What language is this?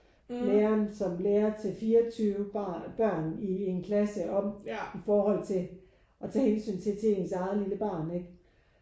Danish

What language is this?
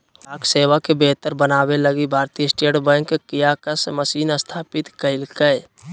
Magahi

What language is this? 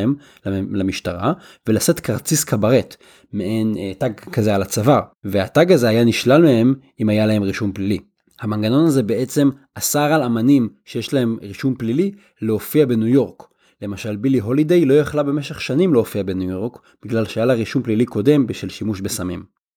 Hebrew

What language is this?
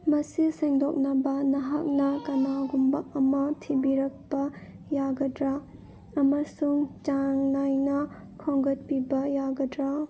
Manipuri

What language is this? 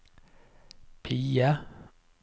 Norwegian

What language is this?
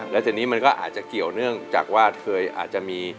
Thai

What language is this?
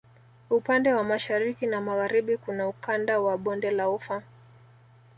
Swahili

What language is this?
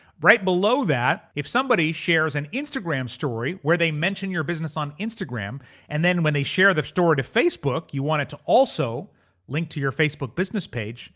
English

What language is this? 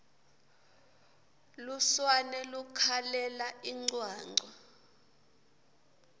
Swati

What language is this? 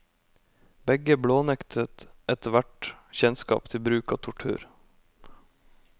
Norwegian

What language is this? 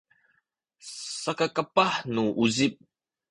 Sakizaya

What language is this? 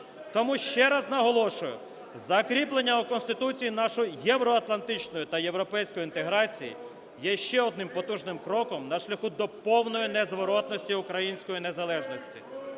Ukrainian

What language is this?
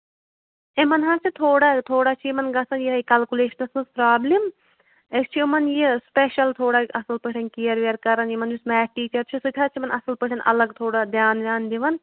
Kashmiri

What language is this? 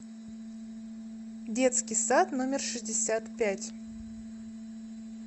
Russian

